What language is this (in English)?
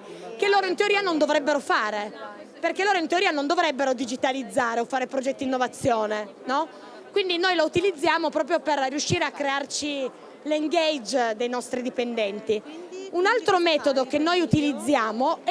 Italian